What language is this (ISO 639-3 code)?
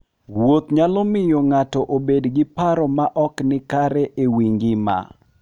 luo